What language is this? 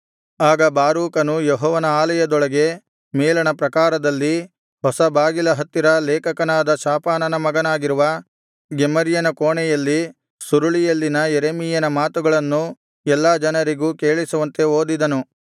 Kannada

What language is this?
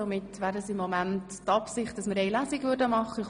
Swiss German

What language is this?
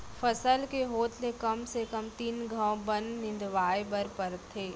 Chhattisgarhi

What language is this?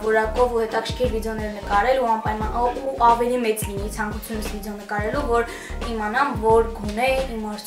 Romanian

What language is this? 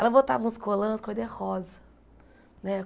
Portuguese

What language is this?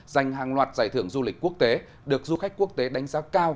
Vietnamese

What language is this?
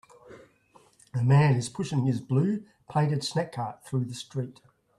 English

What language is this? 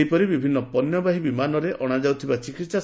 Odia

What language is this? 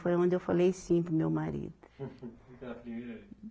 Portuguese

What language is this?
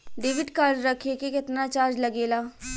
Bhojpuri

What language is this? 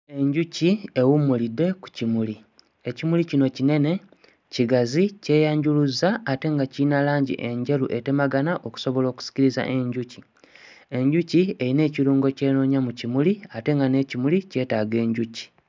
Ganda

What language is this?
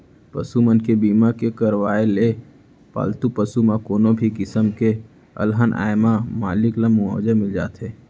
Chhattisgarhi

